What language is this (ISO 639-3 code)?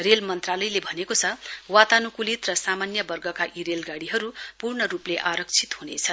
nep